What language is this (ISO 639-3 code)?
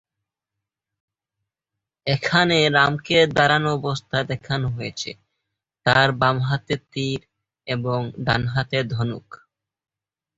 ben